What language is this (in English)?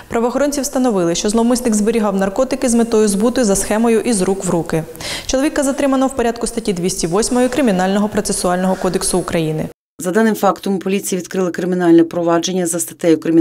Ukrainian